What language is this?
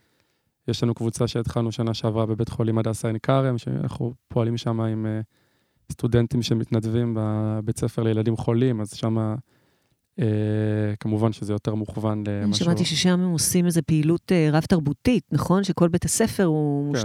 Hebrew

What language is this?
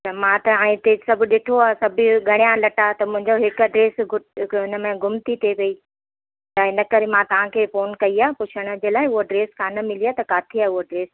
Sindhi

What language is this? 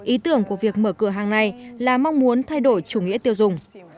Vietnamese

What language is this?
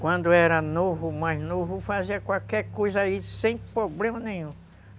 Portuguese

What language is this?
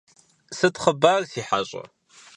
Kabardian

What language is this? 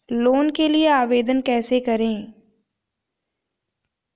Hindi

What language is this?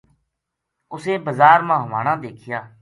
Gujari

